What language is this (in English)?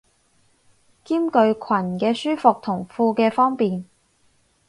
Cantonese